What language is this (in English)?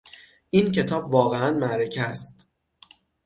Persian